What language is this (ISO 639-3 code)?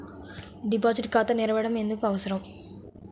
tel